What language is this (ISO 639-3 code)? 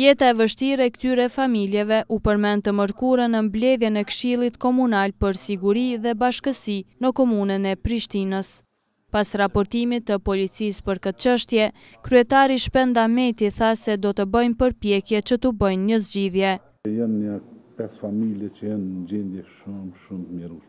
ron